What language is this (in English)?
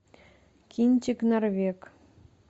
Russian